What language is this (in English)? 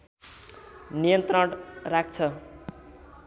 Nepali